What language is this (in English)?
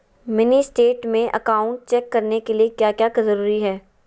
Magahi